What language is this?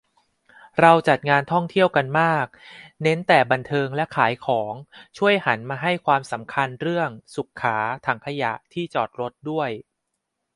Thai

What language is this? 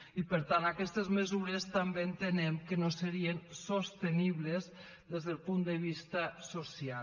Catalan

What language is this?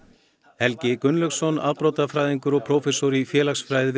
Icelandic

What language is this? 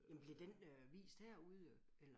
Danish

